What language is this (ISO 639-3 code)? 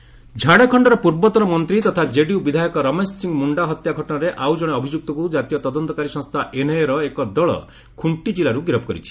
ori